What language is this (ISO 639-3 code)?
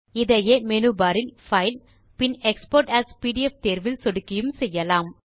tam